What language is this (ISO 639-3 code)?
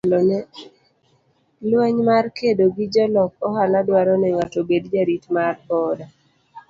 luo